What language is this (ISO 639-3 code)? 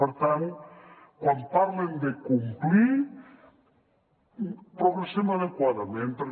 cat